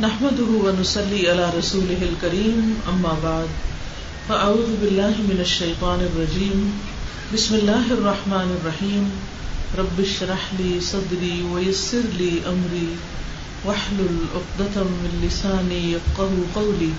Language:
Urdu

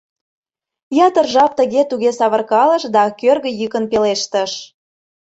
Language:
Mari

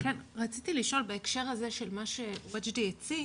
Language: Hebrew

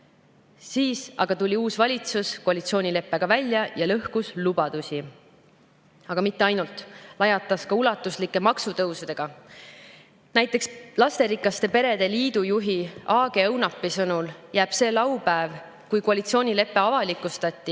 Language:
Estonian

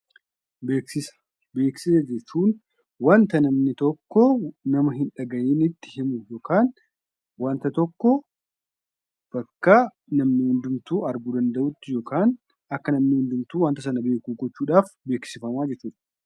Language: Oromo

